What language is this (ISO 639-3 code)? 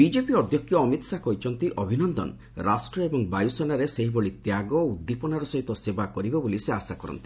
ori